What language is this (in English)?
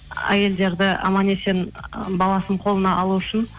Kazakh